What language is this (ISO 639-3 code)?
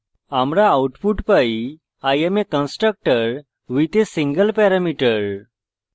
ben